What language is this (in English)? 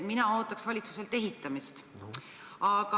Estonian